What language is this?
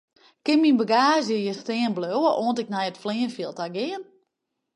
Western Frisian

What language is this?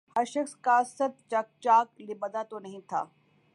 Urdu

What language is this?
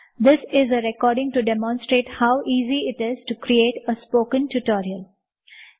Gujarati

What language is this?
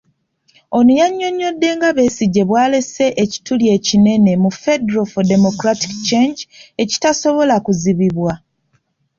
Ganda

